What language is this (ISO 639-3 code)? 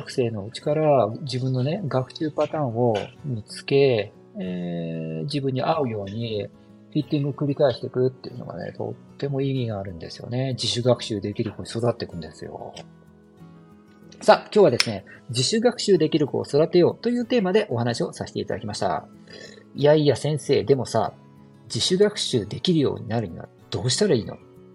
jpn